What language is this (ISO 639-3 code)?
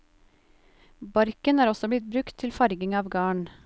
nor